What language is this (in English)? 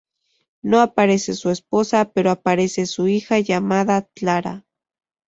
Spanish